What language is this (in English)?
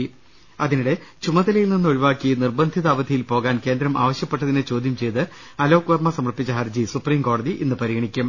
Malayalam